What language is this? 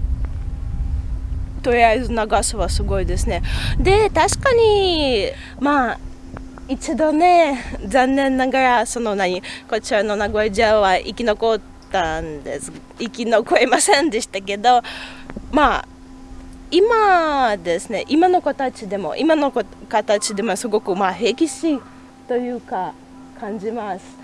Japanese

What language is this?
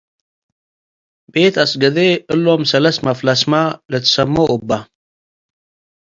Tigre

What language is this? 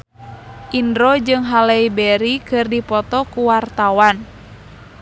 Sundanese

